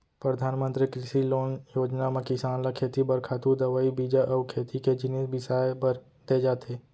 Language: Chhattisgarhi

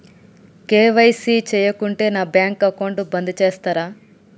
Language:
Telugu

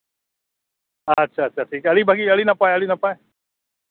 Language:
Santali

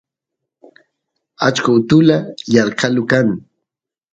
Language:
Santiago del Estero Quichua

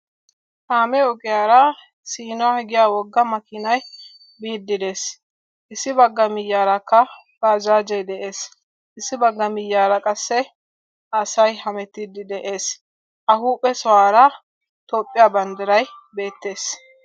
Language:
Wolaytta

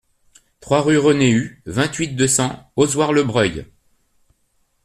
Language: French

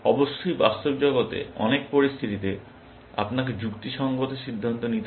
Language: Bangla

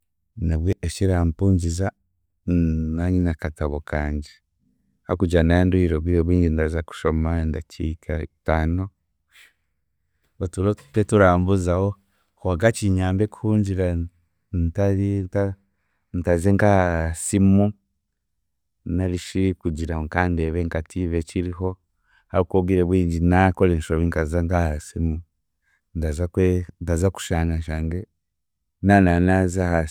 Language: Chiga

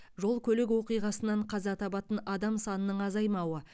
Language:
Kazakh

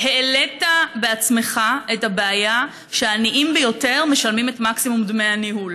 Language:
Hebrew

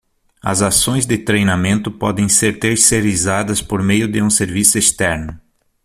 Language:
Portuguese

